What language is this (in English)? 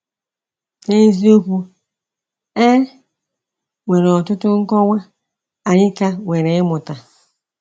Igbo